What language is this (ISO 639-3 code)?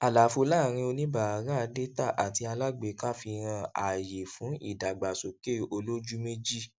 yor